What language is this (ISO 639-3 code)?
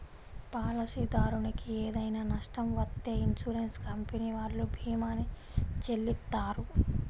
tel